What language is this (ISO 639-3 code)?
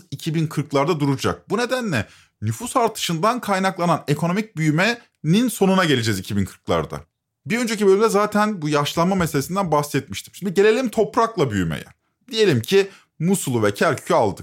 tur